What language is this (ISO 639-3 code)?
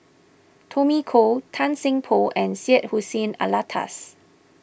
eng